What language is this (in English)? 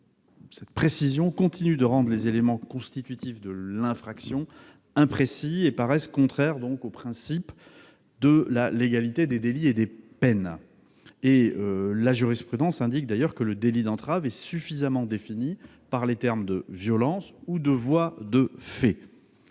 French